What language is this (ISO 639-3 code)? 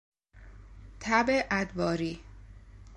fas